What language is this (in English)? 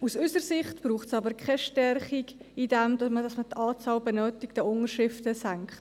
Swiss German